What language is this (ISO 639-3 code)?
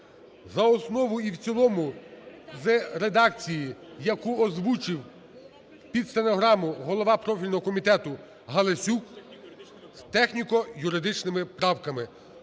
ukr